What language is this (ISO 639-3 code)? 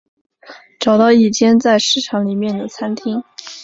zho